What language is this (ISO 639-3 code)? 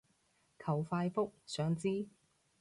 yue